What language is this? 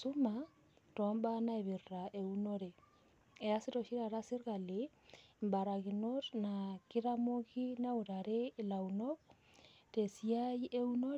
Masai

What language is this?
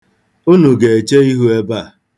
Igbo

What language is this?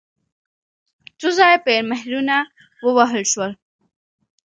Pashto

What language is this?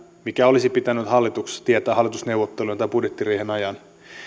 Finnish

